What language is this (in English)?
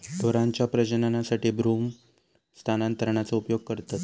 Marathi